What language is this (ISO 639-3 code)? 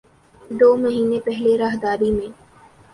urd